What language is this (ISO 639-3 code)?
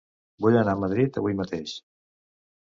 cat